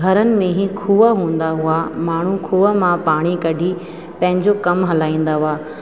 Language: Sindhi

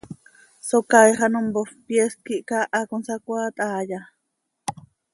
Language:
Seri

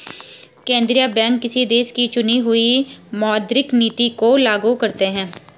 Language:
Hindi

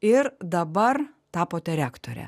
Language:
Lithuanian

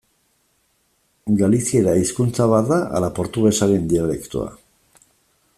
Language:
Basque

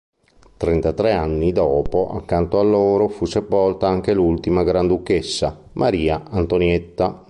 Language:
Italian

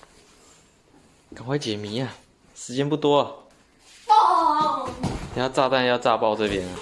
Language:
Chinese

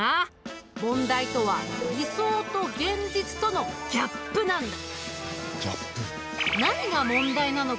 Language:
Japanese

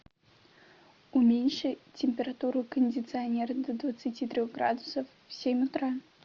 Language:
Russian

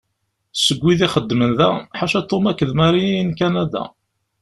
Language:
Kabyle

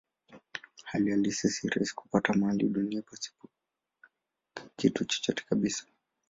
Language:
Swahili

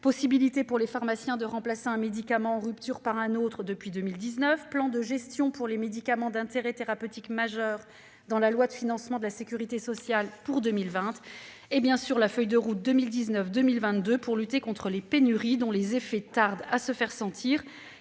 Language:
French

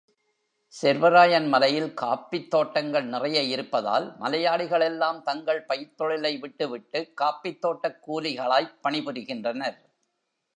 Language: Tamil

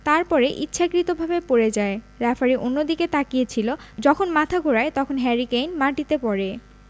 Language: Bangla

